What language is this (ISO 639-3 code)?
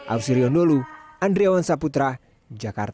ind